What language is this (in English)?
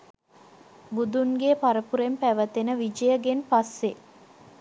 Sinhala